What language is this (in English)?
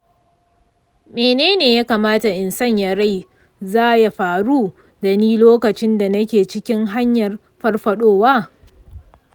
Hausa